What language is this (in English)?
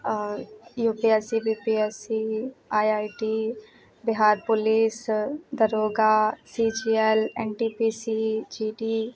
Maithili